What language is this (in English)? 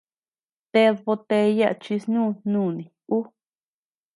Tepeuxila Cuicatec